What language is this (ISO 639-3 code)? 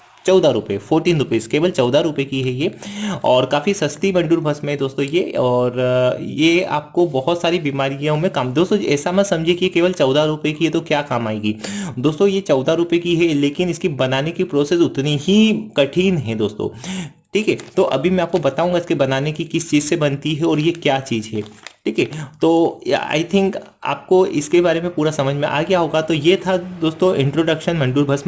hin